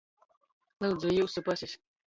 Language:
Latgalian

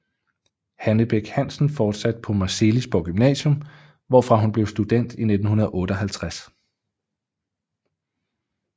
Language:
Danish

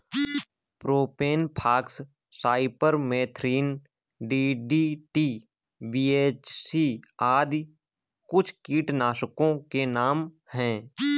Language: Hindi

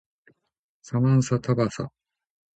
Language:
Japanese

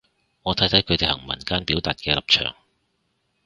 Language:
Cantonese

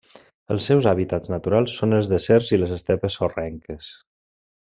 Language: Catalan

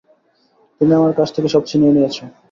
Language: Bangla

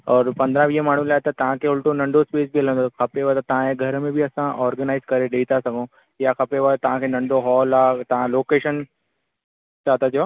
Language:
Sindhi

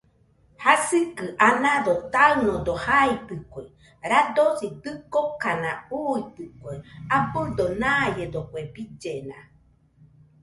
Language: Nüpode Huitoto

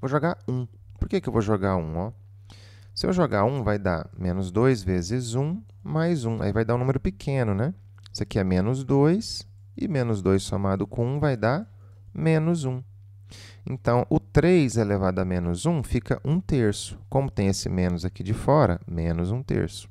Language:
Portuguese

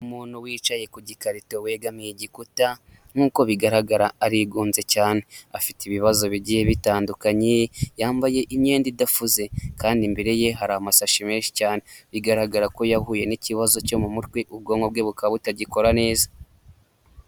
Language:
Kinyarwanda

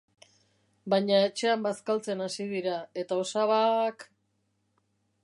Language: Basque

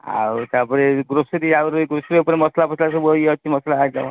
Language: Odia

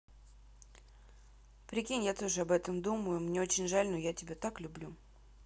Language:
Russian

